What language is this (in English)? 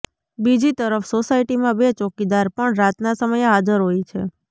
Gujarati